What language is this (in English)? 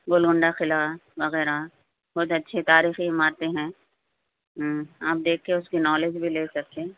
Urdu